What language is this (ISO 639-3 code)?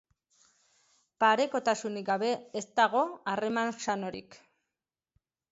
eus